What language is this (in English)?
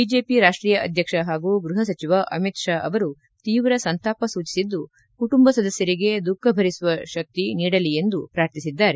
Kannada